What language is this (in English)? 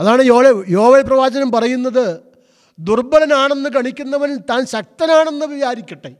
Malayalam